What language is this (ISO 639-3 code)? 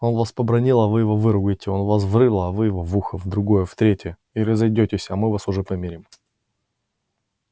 rus